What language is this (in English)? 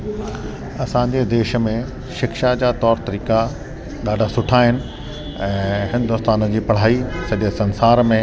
Sindhi